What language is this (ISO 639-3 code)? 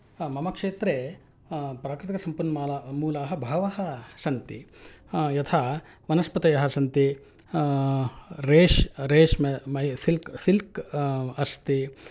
san